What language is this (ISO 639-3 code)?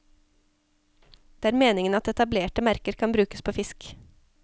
nor